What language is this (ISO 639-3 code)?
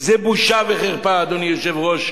heb